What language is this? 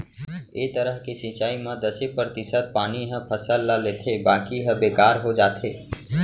Chhattisgarhi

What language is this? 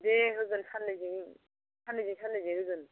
Bodo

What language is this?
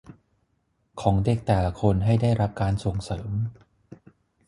Thai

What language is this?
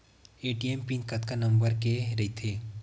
Chhattisgarhi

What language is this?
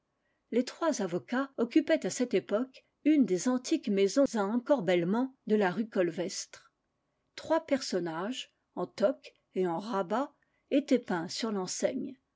French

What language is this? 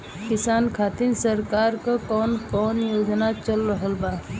Bhojpuri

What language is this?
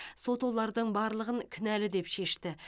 Kazakh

